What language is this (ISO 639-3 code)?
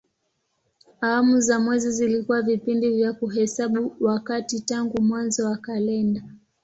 swa